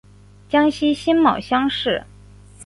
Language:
Chinese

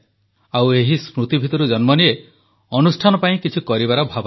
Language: Odia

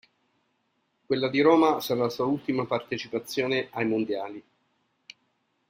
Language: Italian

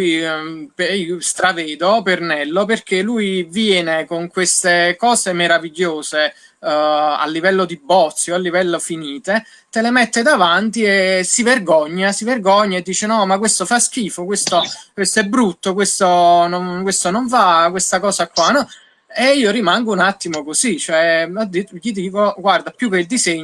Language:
Italian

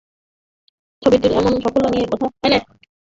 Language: Bangla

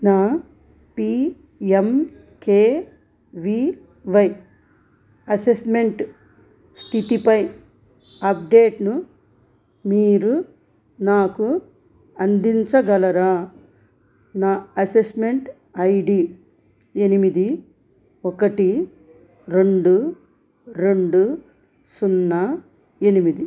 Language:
Telugu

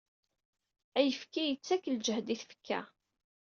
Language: Kabyle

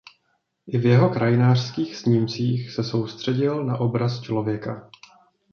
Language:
Czech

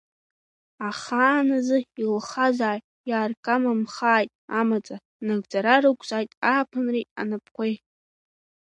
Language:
Abkhazian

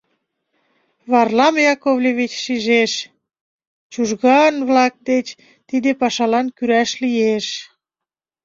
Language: Mari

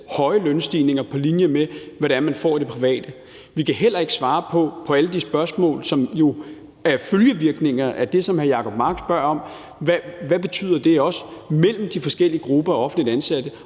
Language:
Danish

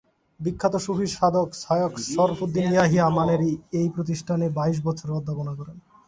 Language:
Bangla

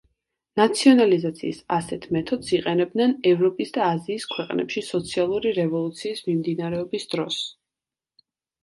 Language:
Georgian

